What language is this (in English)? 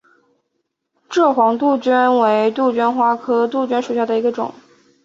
Chinese